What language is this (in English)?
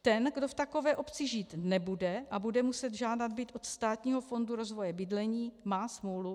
Czech